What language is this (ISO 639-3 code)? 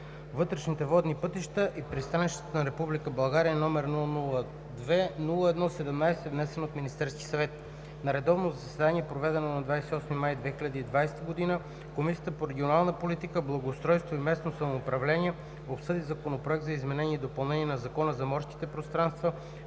bul